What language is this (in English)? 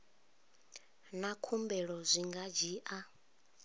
Venda